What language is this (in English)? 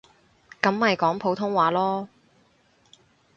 Cantonese